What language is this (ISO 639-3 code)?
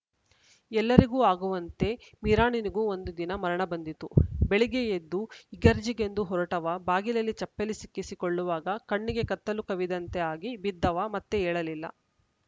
kan